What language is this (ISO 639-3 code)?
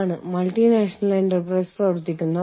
mal